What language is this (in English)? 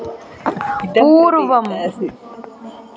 Sanskrit